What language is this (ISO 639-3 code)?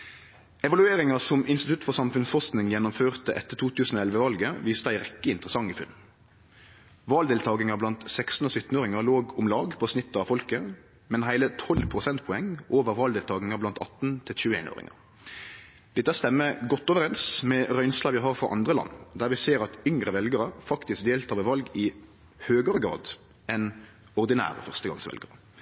nno